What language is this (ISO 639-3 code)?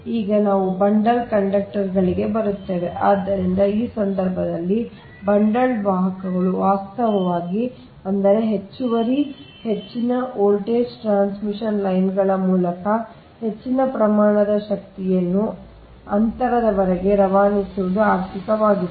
kan